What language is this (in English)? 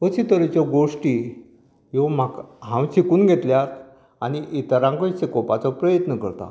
Konkani